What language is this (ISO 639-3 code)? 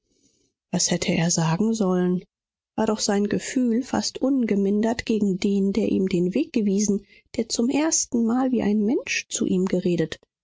deu